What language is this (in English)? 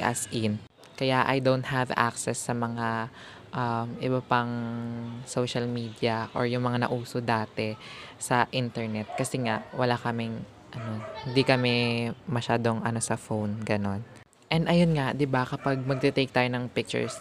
Filipino